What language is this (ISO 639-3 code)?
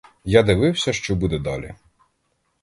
ukr